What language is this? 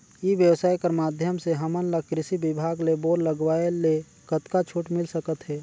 Chhattisgarhi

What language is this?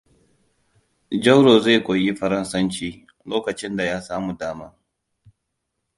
Hausa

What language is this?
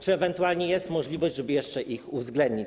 Polish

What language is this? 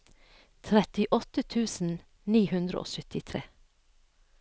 Norwegian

